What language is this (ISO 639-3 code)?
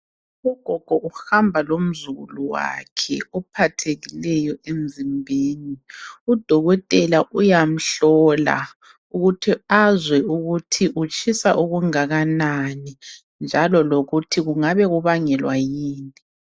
nde